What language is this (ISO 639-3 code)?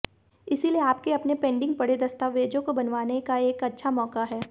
hin